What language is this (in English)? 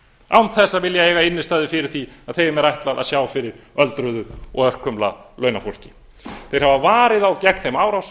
Icelandic